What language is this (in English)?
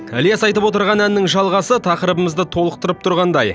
Kazakh